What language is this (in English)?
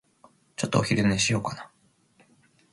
Japanese